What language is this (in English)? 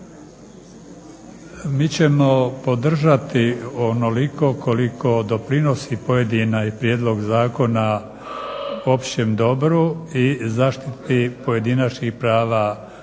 Croatian